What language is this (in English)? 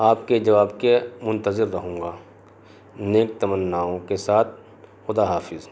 Urdu